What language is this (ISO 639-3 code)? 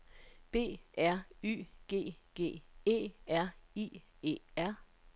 dan